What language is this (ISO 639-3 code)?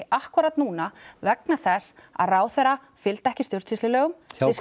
isl